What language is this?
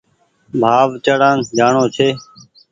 Goaria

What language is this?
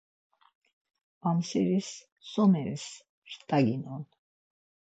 Laz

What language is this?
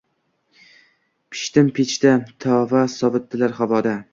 Uzbek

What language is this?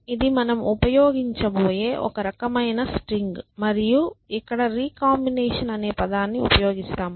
Telugu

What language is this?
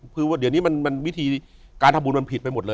Thai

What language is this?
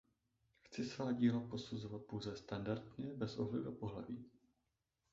Czech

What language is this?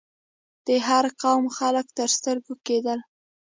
Pashto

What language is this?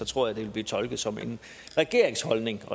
Danish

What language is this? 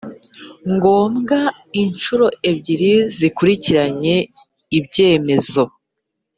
Kinyarwanda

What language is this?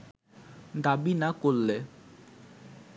Bangla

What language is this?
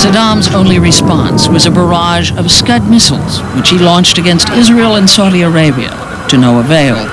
English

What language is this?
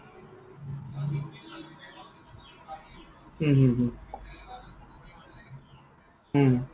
Assamese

